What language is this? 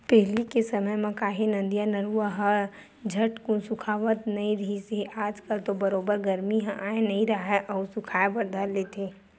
Chhattisgarhi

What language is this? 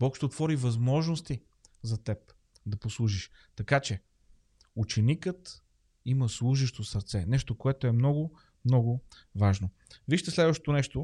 Bulgarian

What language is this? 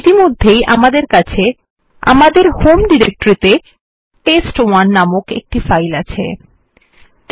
Bangla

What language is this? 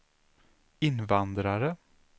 Swedish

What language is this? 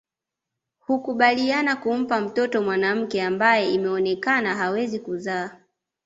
Swahili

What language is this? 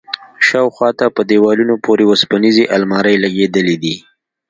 Pashto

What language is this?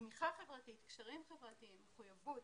Hebrew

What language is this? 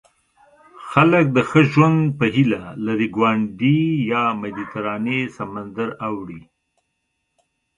Pashto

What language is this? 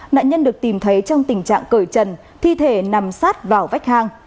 Vietnamese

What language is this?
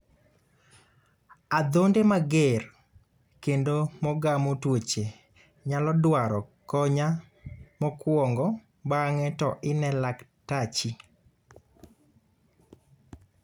Luo (Kenya and Tanzania)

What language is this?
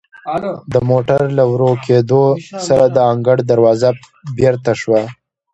Pashto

